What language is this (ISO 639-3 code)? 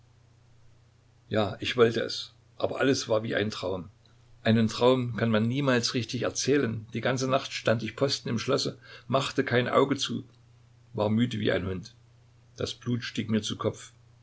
deu